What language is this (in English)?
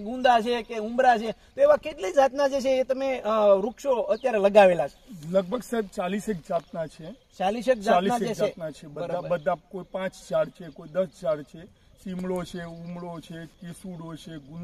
Romanian